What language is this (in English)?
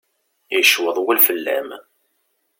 Kabyle